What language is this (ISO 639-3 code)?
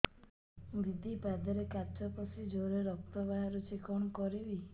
ori